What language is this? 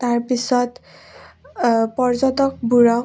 Assamese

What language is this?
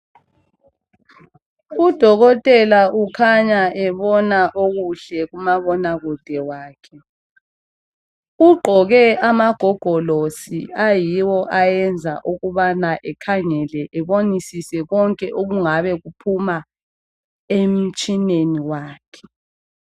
North Ndebele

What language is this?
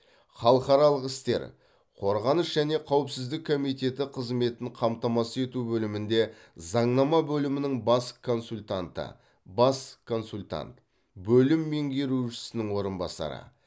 Kazakh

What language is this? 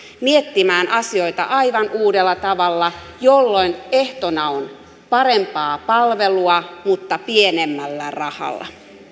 Finnish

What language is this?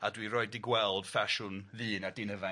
Welsh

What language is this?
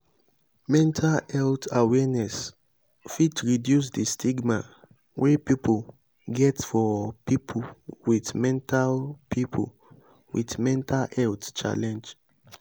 Nigerian Pidgin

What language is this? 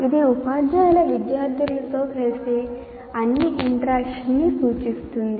Telugu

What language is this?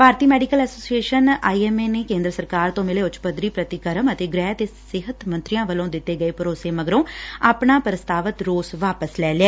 Punjabi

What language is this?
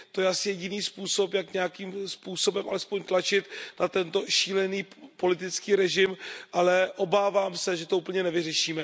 Czech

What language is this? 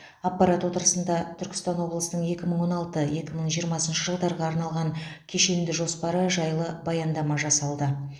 Kazakh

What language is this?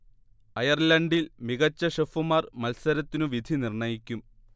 Malayalam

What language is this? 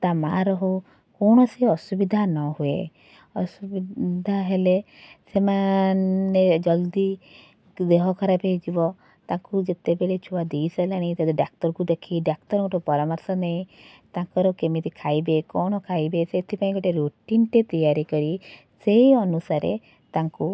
Odia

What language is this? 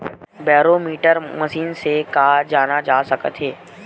Chhattisgarhi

